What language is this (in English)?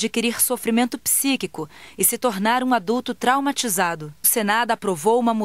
Portuguese